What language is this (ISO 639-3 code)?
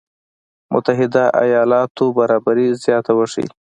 pus